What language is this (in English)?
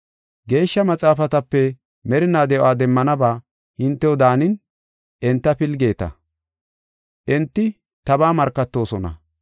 Gofa